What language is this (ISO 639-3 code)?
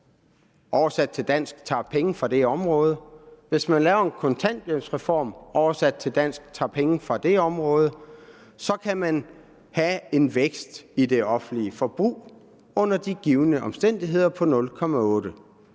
dan